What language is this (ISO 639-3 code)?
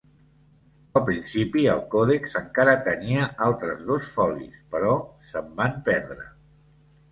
cat